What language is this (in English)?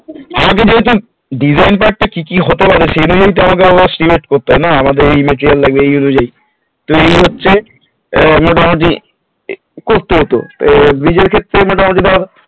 Bangla